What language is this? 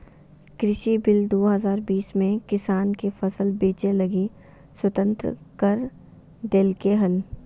Magahi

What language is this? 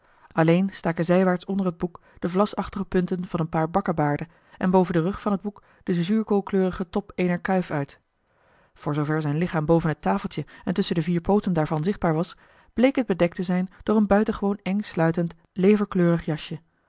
Dutch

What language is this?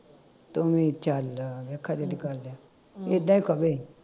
Punjabi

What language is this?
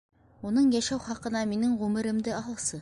Bashkir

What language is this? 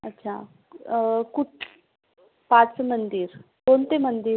Marathi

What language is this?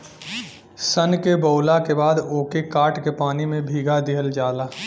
Bhojpuri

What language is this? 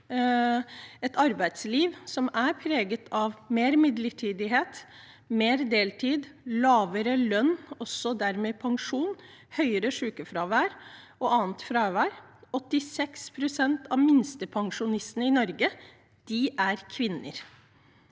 Norwegian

